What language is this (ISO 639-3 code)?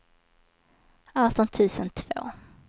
swe